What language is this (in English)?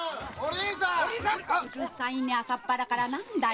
Japanese